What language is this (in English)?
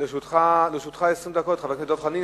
Hebrew